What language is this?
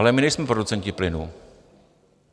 Czech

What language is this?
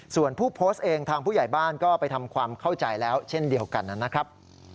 Thai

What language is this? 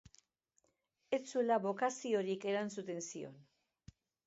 Basque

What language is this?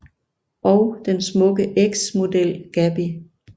Danish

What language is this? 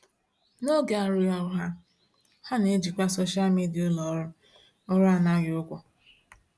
Igbo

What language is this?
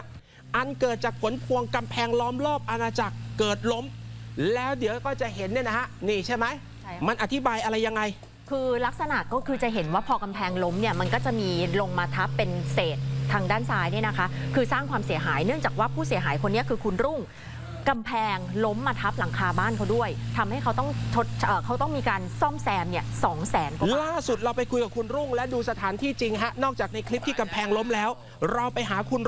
Thai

